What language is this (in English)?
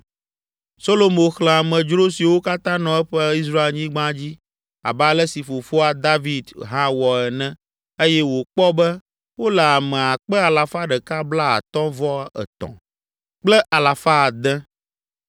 Ewe